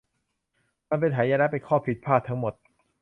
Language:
Thai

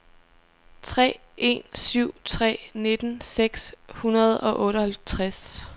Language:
Danish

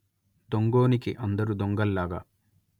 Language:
Telugu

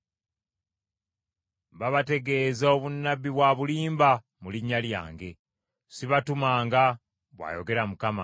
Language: Ganda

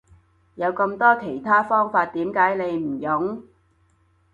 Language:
Cantonese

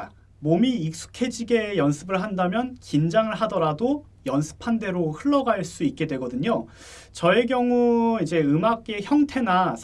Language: Korean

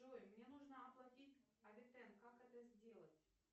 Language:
Russian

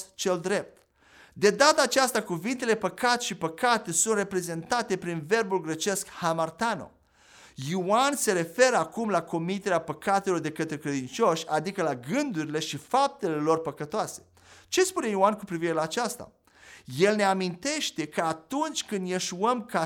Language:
Romanian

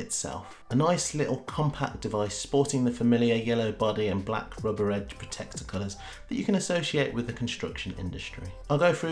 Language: English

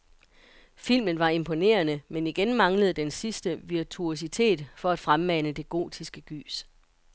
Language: Danish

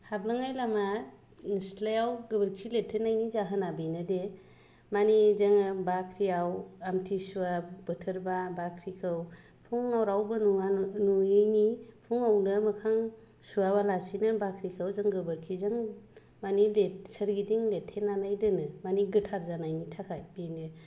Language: Bodo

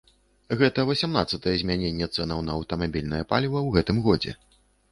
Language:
Belarusian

